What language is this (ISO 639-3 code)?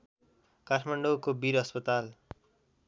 nep